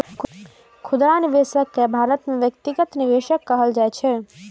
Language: Maithili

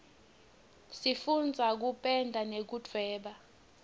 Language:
Swati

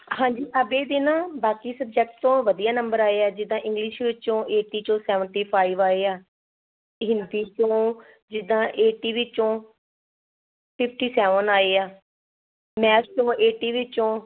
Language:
Punjabi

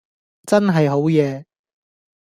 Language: Cantonese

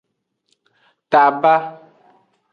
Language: Aja (Benin)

